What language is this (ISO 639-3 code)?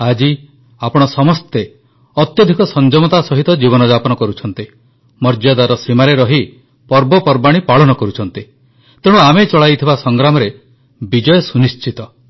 ori